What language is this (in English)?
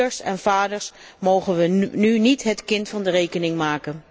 Dutch